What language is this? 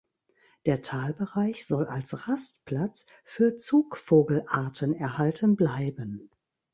German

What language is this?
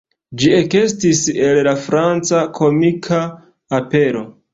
Esperanto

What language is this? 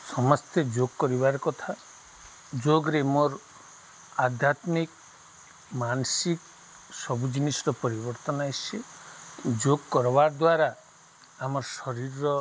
Odia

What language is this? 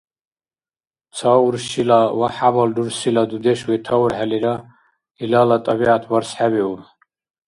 Dargwa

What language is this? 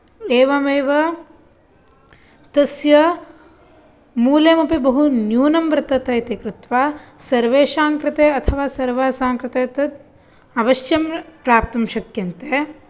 Sanskrit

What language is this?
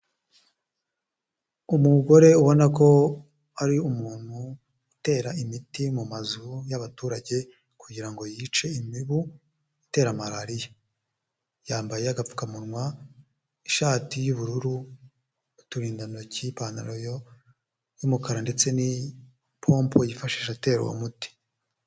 Kinyarwanda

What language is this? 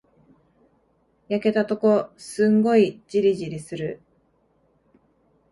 Japanese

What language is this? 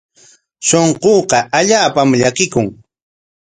Corongo Ancash Quechua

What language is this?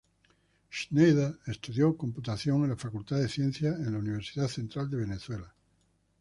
Spanish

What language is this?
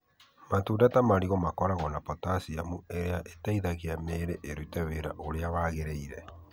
Kikuyu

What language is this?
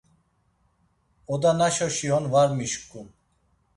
Laz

